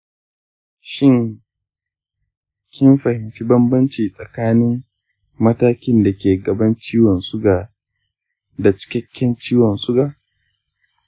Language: Hausa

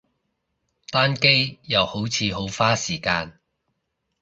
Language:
Cantonese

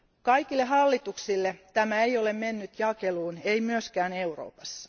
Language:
Finnish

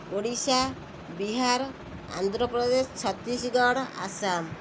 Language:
Odia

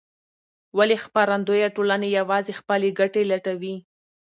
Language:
Pashto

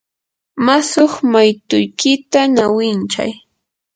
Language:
Yanahuanca Pasco Quechua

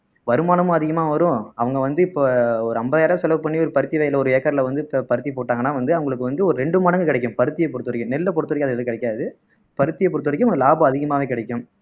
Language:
Tamil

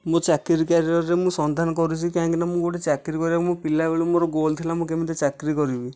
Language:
Odia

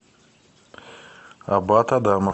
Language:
Russian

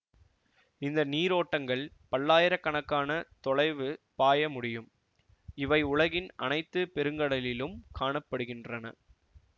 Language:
Tamil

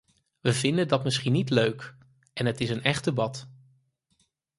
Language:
Dutch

